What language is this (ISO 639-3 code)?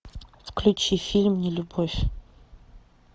rus